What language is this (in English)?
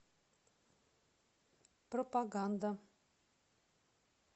Russian